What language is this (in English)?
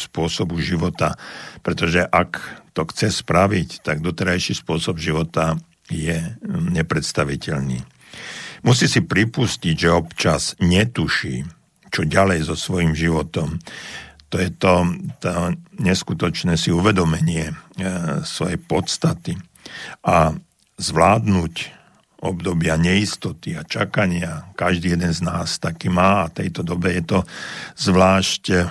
Slovak